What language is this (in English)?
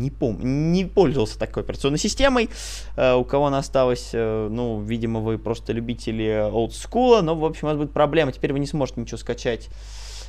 Russian